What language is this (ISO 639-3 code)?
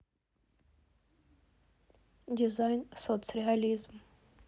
rus